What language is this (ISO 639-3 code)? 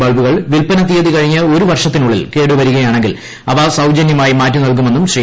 mal